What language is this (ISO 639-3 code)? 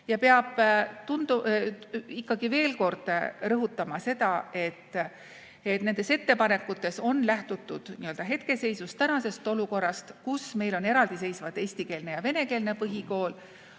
est